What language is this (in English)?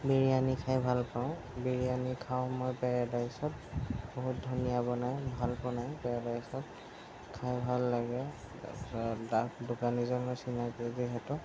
Assamese